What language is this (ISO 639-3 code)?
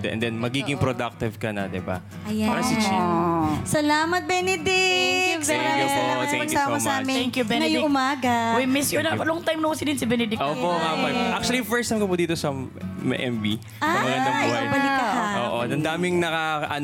fil